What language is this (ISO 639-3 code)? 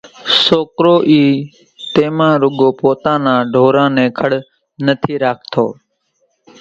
gjk